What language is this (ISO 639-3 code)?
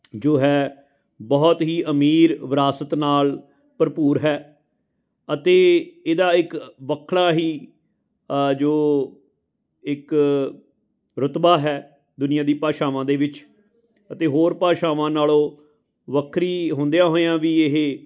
pan